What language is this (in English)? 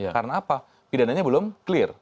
Indonesian